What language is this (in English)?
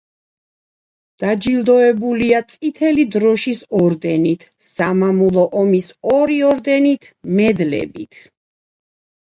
Georgian